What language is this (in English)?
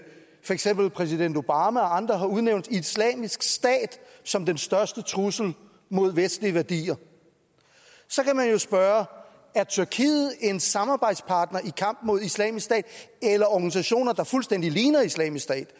Danish